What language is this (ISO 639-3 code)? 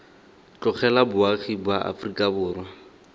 tsn